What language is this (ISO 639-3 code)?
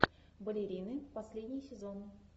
rus